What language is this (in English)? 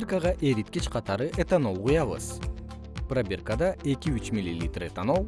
Kyrgyz